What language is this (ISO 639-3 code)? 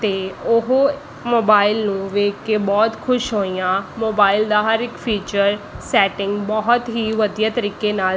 pan